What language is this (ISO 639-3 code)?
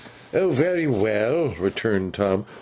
eng